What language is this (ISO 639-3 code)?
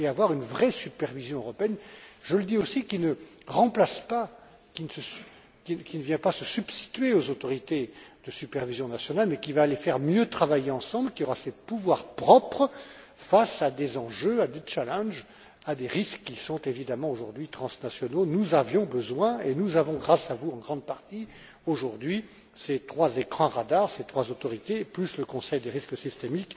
fra